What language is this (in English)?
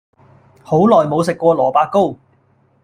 Cantonese